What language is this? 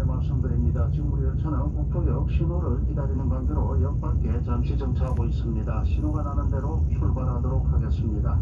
Korean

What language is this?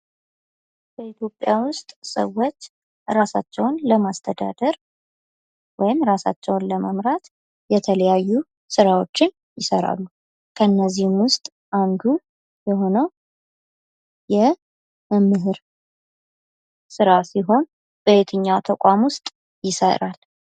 Amharic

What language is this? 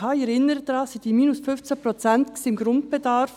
Swiss German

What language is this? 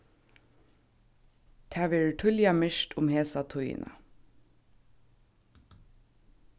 Faroese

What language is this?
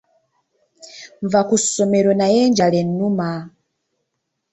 Ganda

